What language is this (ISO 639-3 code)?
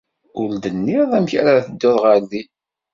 kab